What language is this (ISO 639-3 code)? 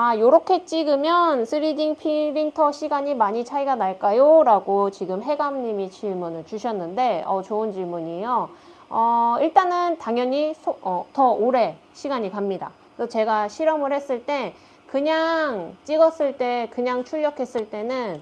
kor